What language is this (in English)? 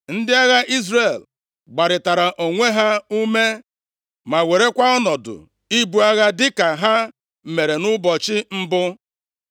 Igbo